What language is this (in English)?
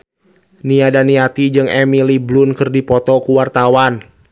Sundanese